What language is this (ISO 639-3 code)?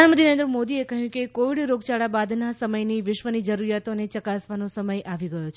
guj